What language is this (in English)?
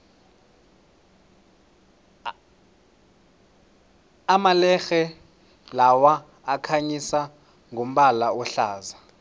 South Ndebele